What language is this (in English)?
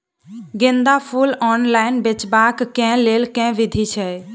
Maithili